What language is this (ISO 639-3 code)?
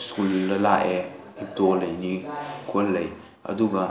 mni